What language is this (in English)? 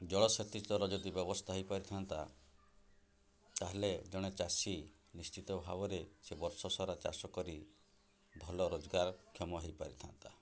Odia